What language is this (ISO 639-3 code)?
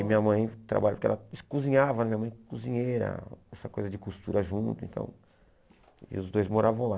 por